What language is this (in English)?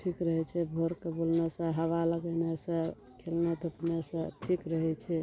Maithili